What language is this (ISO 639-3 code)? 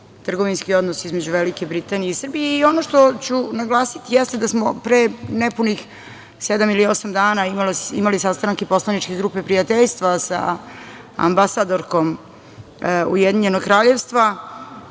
srp